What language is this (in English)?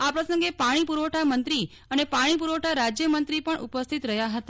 Gujarati